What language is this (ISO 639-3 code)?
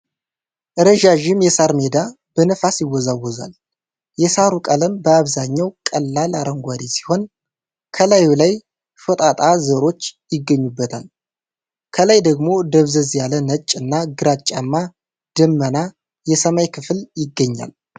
amh